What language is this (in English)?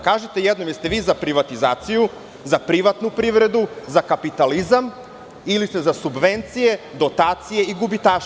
Serbian